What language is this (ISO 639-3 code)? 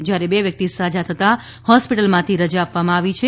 guj